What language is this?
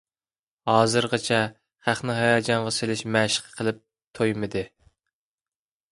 Uyghur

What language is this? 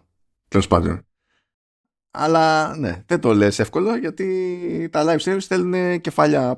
Greek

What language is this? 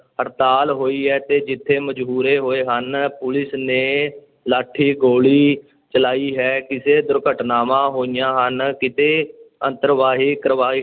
Punjabi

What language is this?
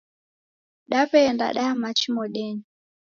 Taita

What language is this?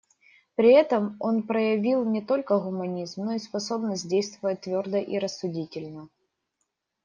Russian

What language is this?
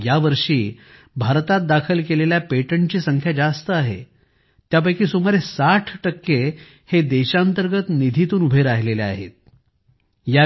Marathi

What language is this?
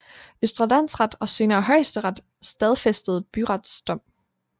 Danish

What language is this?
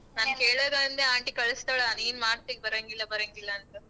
Kannada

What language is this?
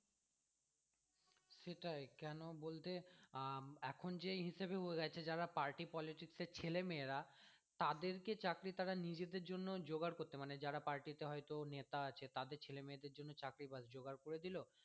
Bangla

